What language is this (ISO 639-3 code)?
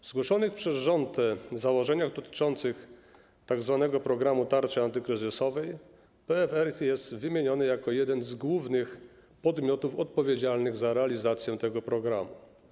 pol